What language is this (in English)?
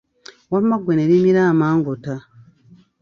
Ganda